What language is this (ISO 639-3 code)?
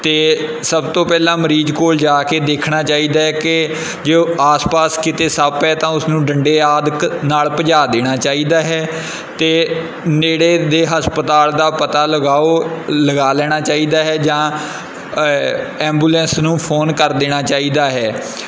pan